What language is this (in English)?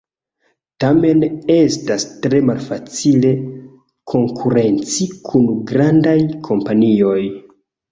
Esperanto